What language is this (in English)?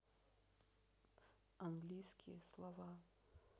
Russian